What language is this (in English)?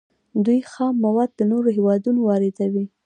Pashto